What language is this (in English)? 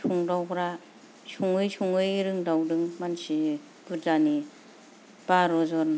Bodo